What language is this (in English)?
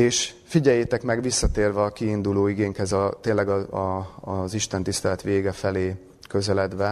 Hungarian